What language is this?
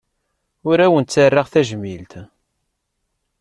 Kabyle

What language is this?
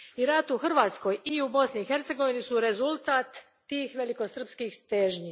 Croatian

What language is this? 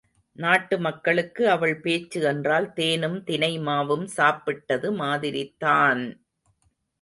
Tamil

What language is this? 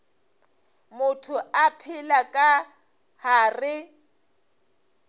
Northern Sotho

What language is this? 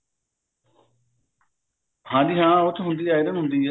Punjabi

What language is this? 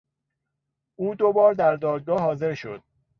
Persian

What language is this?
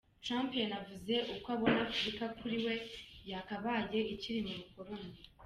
Kinyarwanda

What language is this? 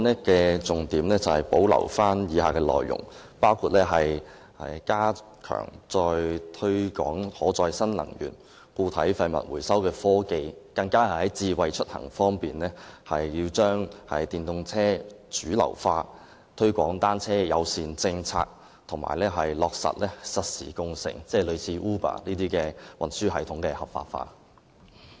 Cantonese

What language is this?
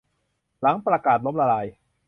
Thai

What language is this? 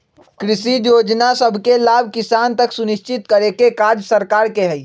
Magahi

